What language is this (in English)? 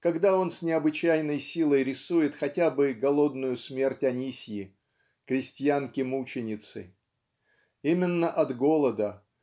Russian